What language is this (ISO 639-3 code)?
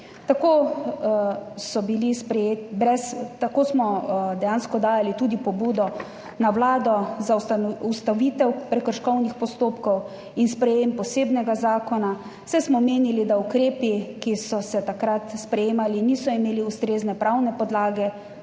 slv